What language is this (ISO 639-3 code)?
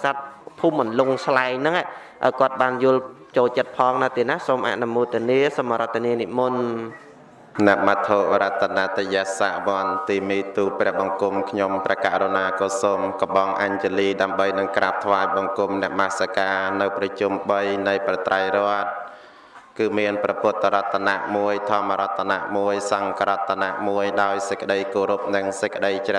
vie